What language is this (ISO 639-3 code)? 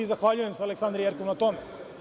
srp